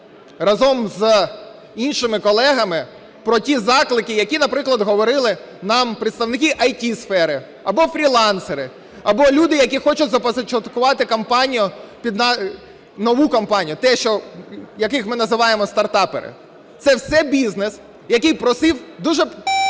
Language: Ukrainian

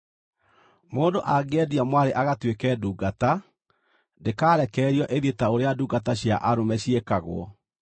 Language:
Kikuyu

